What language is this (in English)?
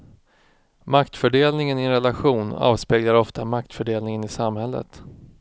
Swedish